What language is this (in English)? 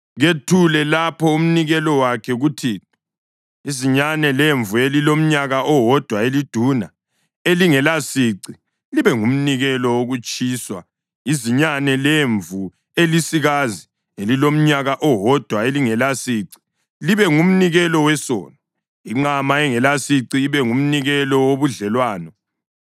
North Ndebele